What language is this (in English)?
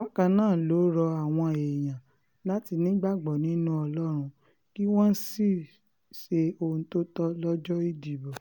Yoruba